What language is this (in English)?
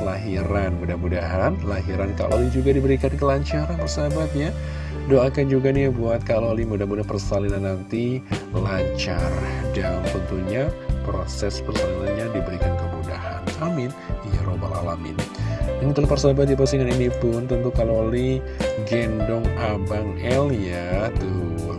Indonesian